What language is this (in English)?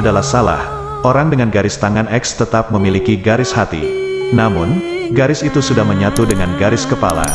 Indonesian